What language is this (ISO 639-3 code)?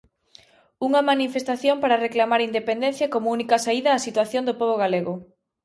glg